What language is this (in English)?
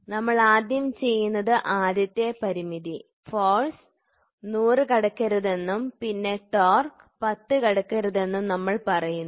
Malayalam